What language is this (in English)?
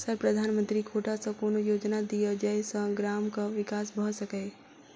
Maithili